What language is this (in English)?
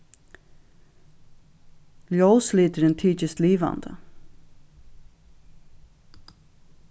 Faroese